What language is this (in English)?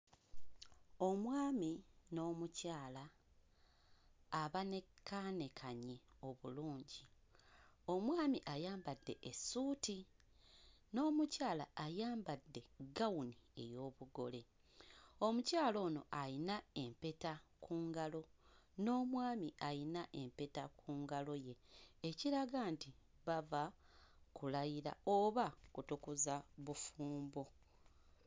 Ganda